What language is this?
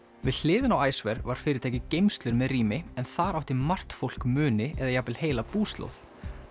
Icelandic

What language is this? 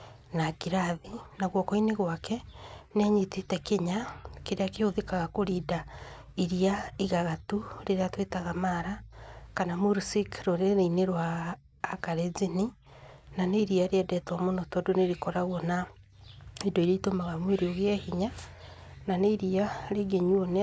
Kikuyu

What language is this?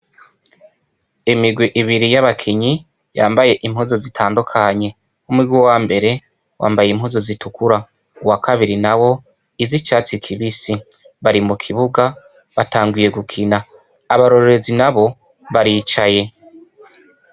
Rundi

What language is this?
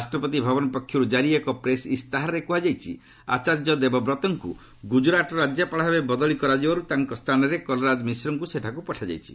Odia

